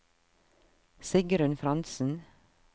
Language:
Norwegian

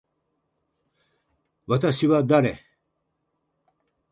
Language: Japanese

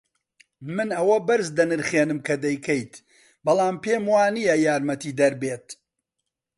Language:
Central Kurdish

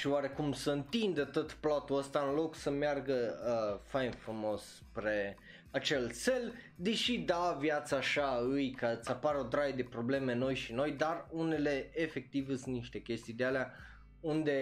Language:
Romanian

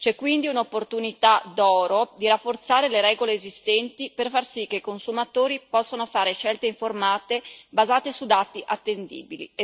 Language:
Italian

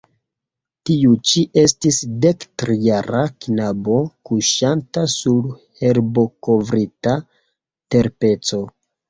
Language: Esperanto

